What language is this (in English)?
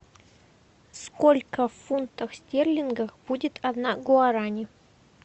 Russian